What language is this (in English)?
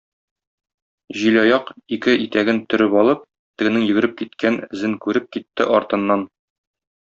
Tatar